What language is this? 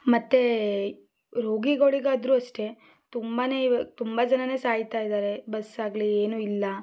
Kannada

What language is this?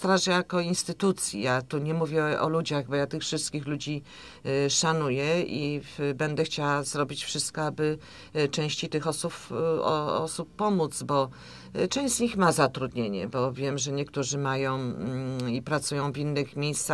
Polish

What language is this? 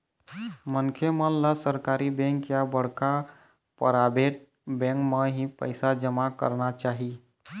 Chhattisgarhi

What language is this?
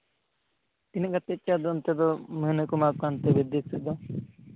Santali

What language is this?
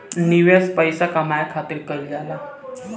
Bhojpuri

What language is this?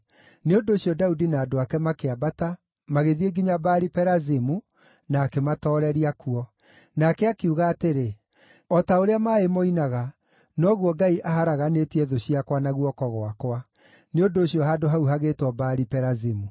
Kikuyu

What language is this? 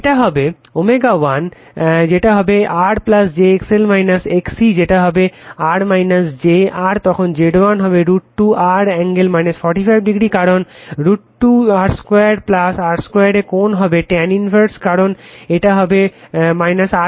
Bangla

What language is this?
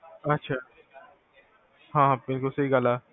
Punjabi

